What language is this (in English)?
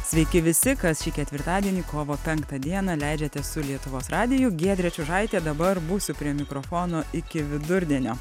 Lithuanian